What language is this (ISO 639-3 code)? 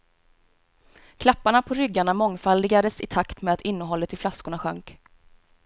swe